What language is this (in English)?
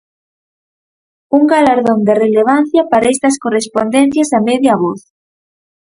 Galician